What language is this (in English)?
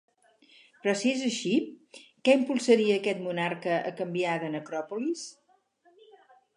Catalan